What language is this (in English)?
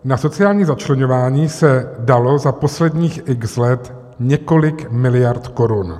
Czech